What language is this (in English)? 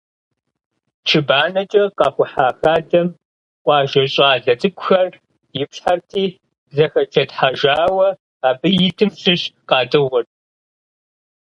Kabardian